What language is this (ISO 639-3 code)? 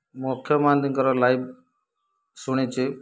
ori